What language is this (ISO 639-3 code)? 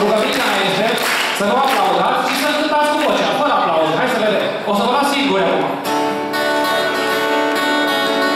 ron